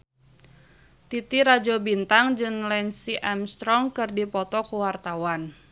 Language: Sundanese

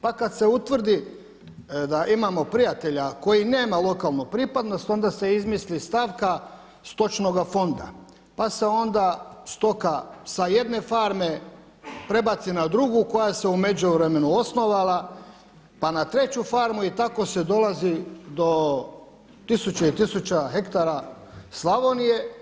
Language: Croatian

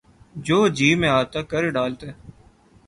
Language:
Urdu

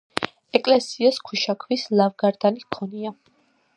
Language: Georgian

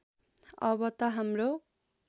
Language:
Nepali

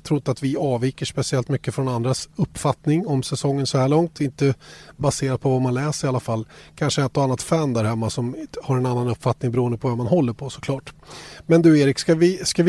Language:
Swedish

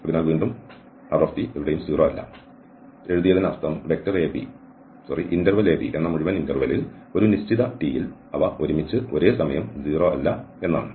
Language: Malayalam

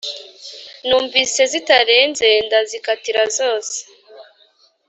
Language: Kinyarwanda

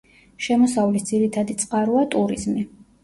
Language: Georgian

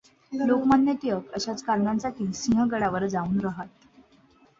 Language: Marathi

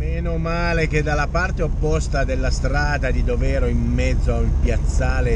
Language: Italian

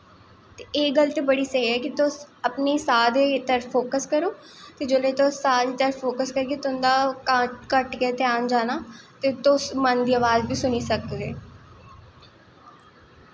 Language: Dogri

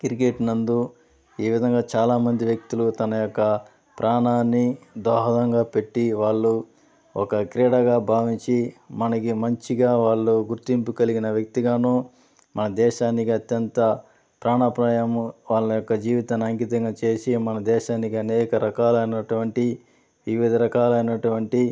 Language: Telugu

